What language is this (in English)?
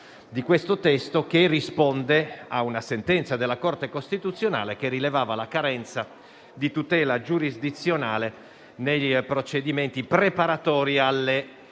Italian